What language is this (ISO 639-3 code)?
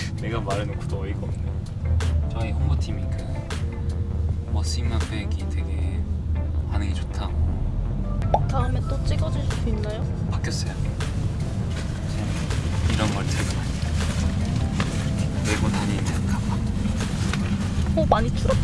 kor